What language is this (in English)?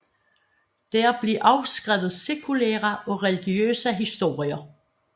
Danish